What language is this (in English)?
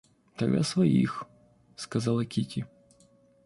Russian